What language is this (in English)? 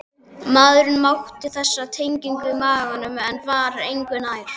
Icelandic